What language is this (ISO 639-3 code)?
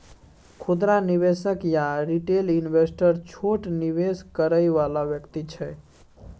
mai